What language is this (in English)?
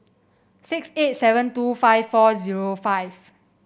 English